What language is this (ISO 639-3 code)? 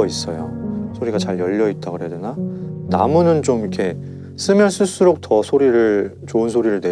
kor